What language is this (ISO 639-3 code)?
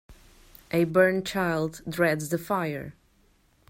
eng